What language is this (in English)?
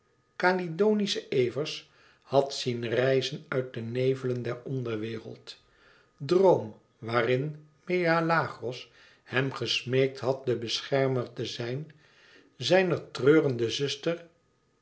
Dutch